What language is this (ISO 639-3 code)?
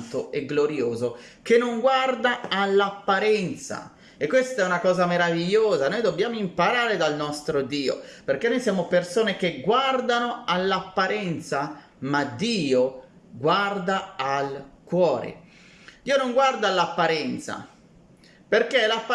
ita